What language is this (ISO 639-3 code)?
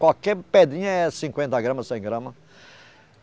por